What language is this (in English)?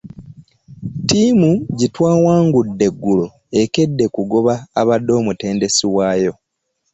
Ganda